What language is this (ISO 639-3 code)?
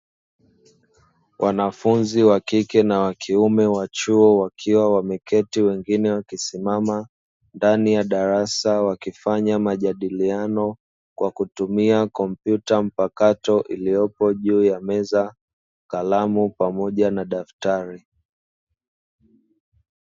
swa